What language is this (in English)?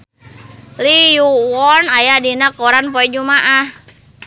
Sundanese